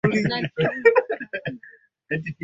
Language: Swahili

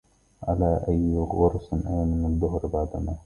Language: Arabic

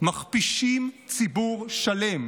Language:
Hebrew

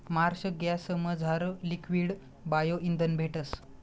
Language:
Marathi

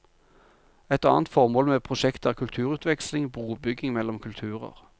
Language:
Norwegian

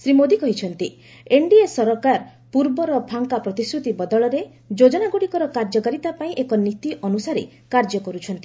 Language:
Odia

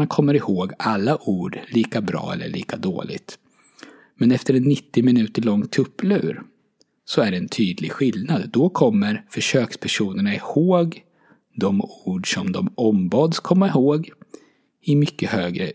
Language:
Swedish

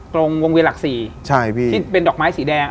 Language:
Thai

